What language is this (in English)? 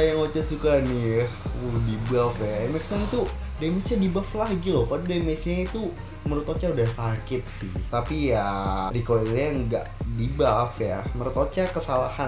Indonesian